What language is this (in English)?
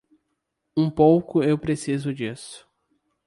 Portuguese